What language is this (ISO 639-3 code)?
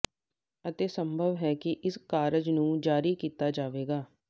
pan